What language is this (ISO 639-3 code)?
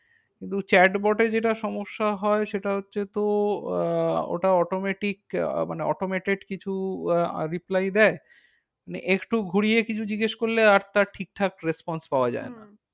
ben